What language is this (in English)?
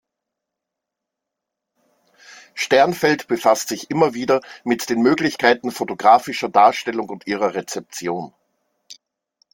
German